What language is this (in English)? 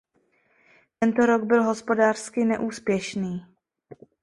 Czech